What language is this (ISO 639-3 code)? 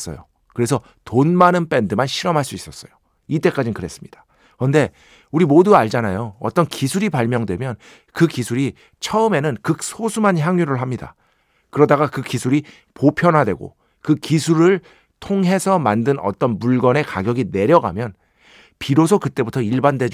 kor